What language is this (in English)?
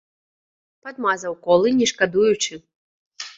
Belarusian